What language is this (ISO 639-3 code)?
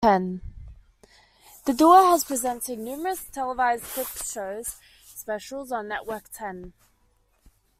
eng